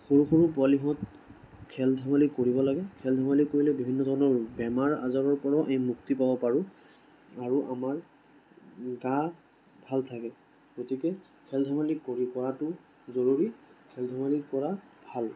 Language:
Assamese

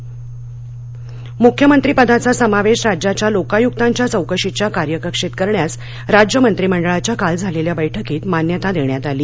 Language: Marathi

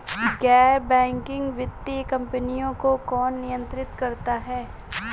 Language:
Hindi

